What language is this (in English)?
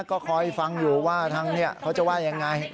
Thai